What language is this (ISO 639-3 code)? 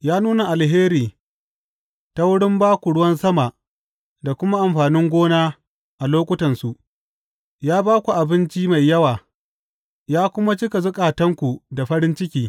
hau